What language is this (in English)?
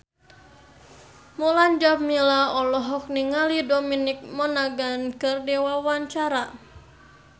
Sundanese